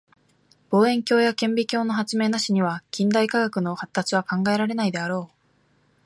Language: Japanese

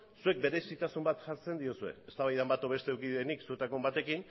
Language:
Basque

